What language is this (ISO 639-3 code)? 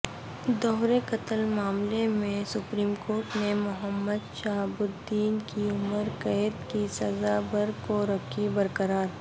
urd